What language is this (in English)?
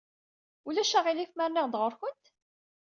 Kabyle